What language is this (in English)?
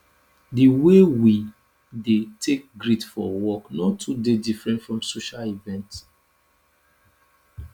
Nigerian Pidgin